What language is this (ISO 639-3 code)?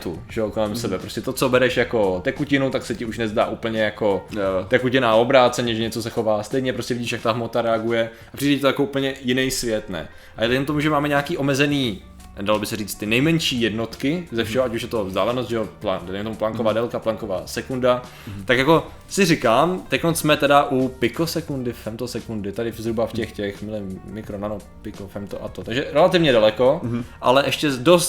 ces